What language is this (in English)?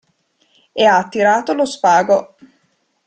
Italian